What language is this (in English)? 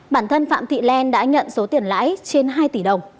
Vietnamese